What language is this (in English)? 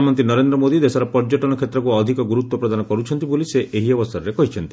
Odia